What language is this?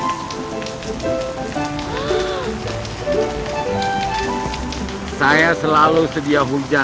Indonesian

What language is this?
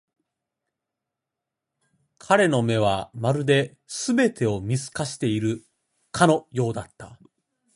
Japanese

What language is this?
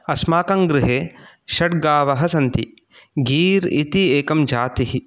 Sanskrit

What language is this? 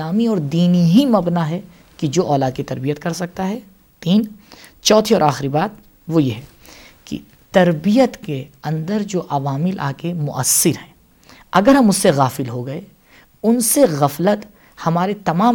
Urdu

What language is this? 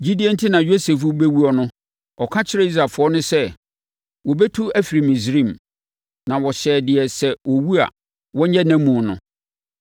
Akan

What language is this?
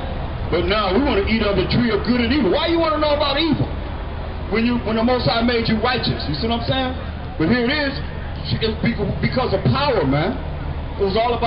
English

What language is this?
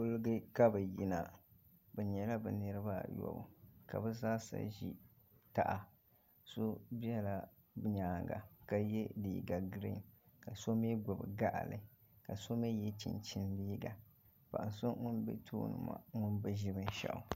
Dagbani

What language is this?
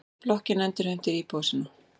Icelandic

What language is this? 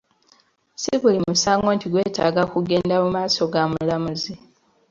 Ganda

